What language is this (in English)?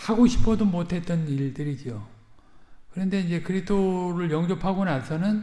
Korean